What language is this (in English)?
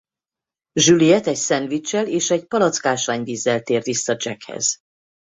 Hungarian